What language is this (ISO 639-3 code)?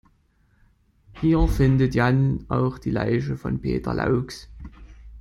deu